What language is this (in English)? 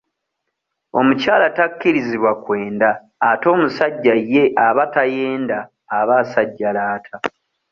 Ganda